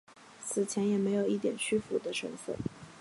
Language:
Chinese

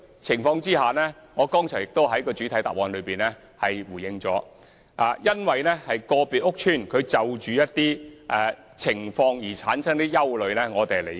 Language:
Cantonese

